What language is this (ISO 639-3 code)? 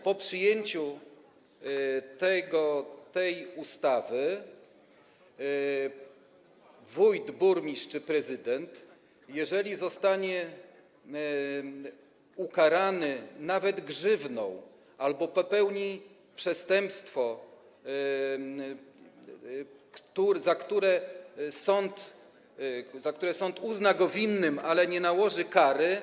pol